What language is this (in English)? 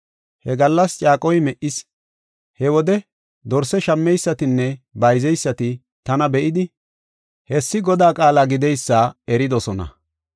Gofa